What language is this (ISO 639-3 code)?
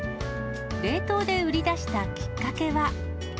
jpn